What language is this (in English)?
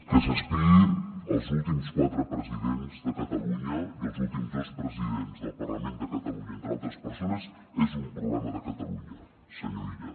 Catalan